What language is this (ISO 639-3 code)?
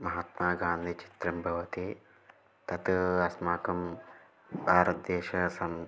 san